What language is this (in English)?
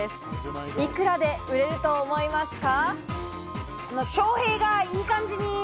Japanese